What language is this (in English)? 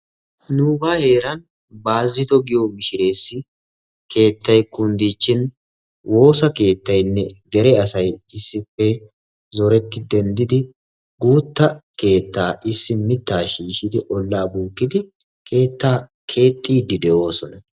Wolaytta